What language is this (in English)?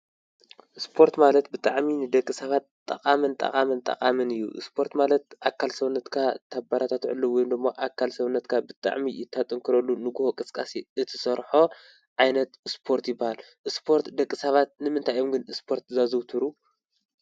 Tigrinya